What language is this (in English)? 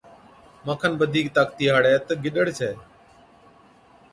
Od